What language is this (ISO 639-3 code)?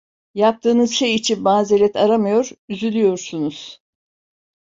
tur